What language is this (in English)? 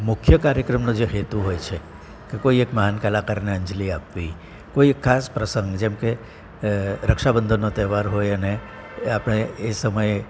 Gujarati